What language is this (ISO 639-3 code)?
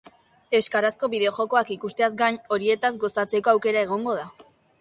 eus